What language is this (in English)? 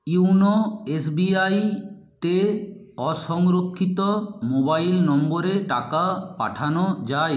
Bangla